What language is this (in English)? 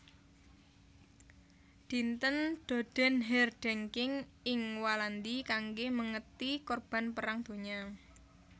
Javanese